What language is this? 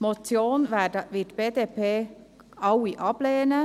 Swiss German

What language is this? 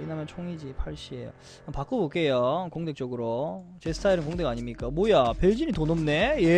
Korean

